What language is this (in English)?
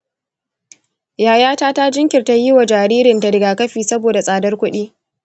Hausa